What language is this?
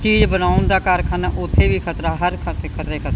Punjabi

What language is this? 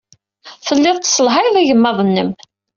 Kabyle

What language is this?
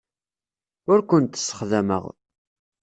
Kabyle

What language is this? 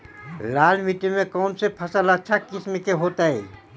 Magahi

